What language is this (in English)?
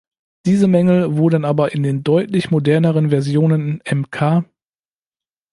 German